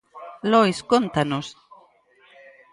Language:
Galician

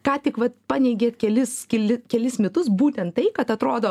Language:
Lithuanian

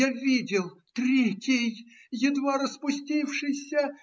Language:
Russian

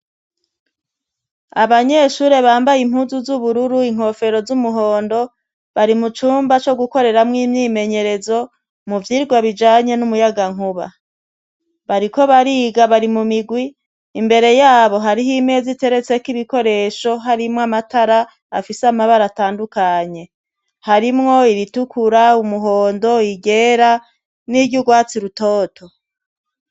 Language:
Rundi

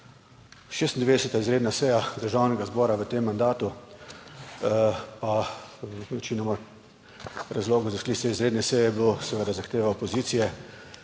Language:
Slovenian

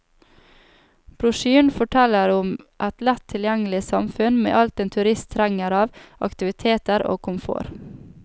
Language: Norwegian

